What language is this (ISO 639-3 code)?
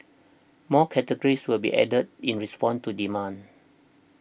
eng